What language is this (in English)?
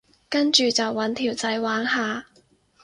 Cantonese